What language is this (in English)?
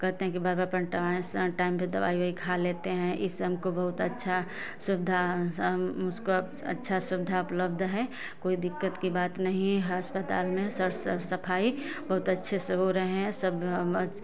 Hindi